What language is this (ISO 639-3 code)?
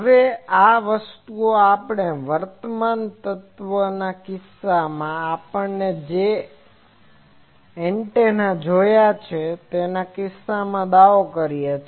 guj